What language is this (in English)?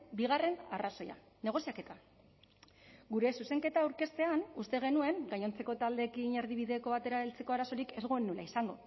Basque